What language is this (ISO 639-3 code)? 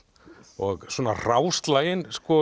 isl